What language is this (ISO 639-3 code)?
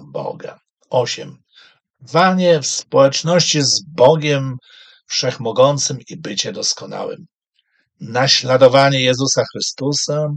pol